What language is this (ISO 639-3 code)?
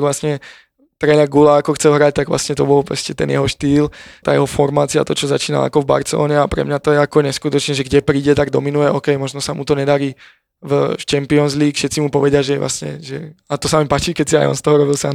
slk